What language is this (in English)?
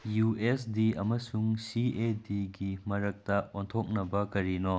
Manipuri